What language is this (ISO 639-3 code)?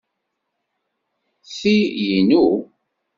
kab